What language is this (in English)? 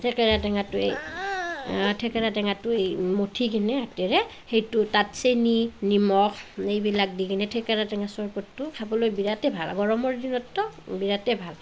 Assamese